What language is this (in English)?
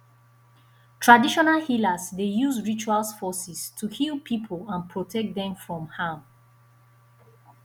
Nigerian Pidgin